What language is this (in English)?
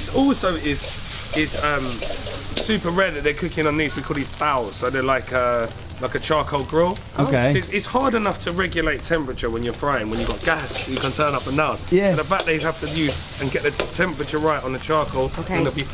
English